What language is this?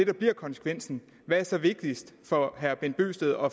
Danish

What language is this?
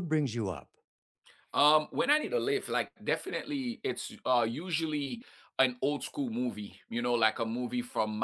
English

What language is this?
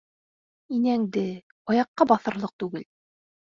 Bashkir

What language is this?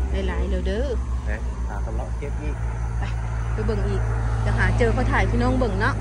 Thai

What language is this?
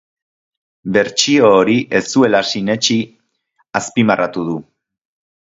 Basque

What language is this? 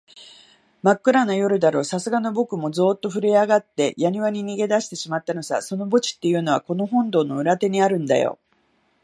Japanese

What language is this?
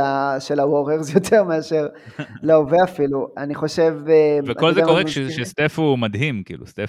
Hebrew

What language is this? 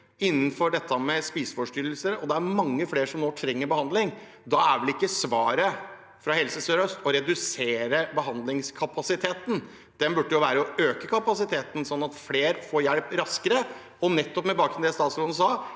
Norwegian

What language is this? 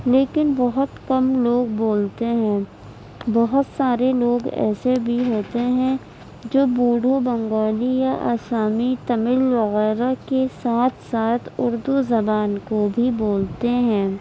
Urdu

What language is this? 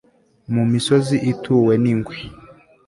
Kinyarwanda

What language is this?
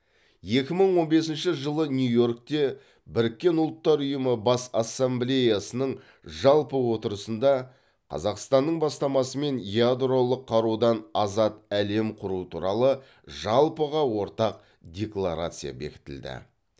Kazakh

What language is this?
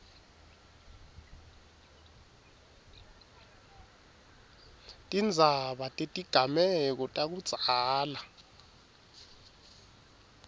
Swati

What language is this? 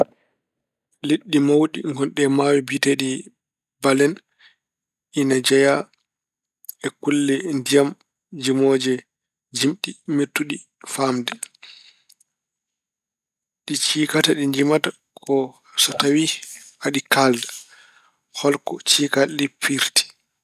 Fula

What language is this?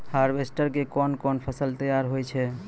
Maithili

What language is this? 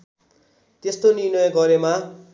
Nepali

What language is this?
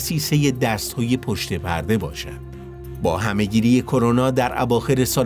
Persian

